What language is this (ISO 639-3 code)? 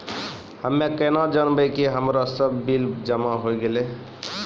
mai